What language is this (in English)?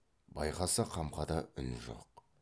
Kazakh